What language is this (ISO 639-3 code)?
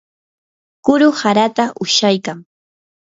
qur